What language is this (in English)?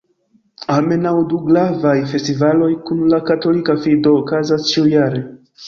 Esperanto